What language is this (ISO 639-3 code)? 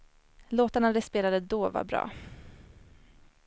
swe